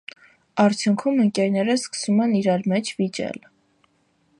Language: Armenian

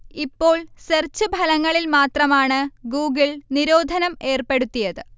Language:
Malayalam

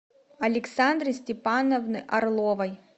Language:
Russian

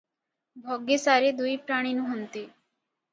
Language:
Odia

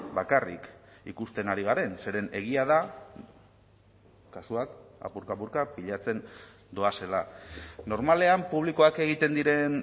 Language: Basque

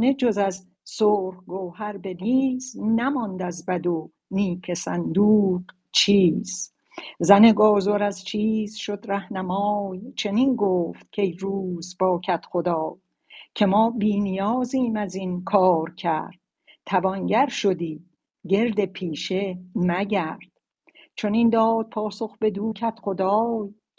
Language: Persian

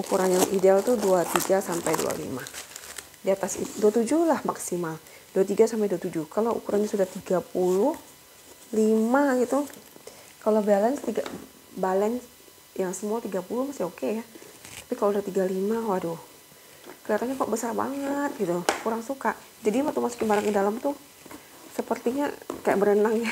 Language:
Indonesian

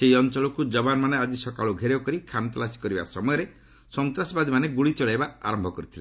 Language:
Odia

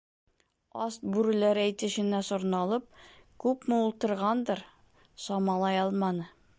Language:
Bashkir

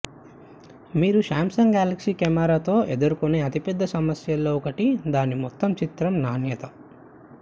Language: Telugu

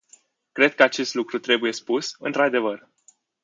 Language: Romanian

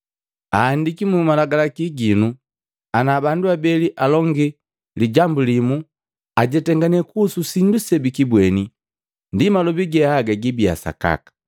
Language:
Matengo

